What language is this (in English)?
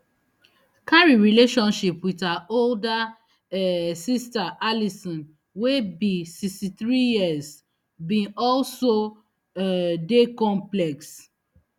Nigerian Pidgin